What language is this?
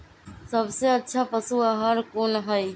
Magahi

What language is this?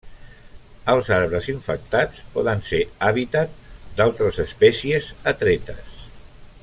Catalan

